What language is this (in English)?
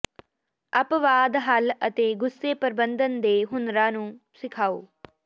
Punjabi